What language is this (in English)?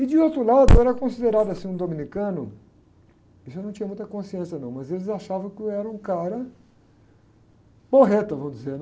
Portuguese